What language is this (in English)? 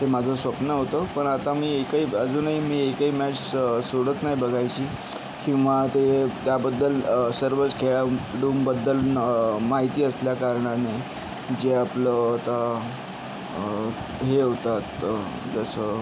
Marathi